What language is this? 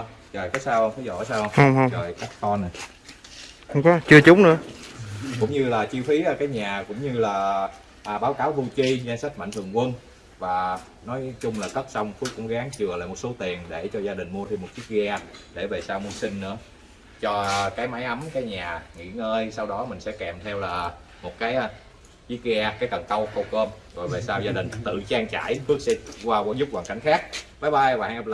Vietnamese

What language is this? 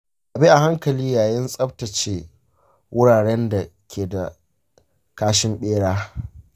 Hausa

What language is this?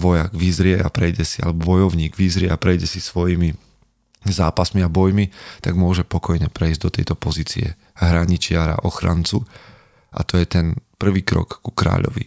Slovak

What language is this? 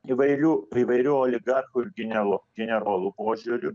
Lithuanian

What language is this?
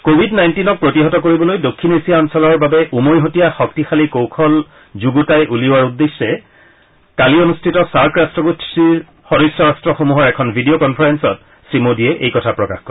Assamese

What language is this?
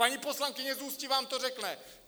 Czech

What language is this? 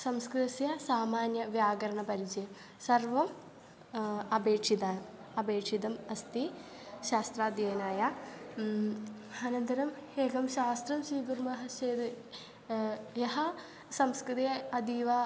Sanskrit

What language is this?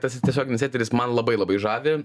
Lithuanian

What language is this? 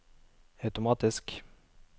Norwegian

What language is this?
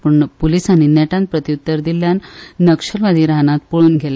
Konkani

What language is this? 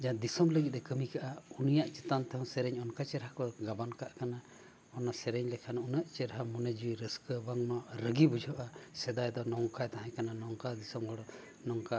Santali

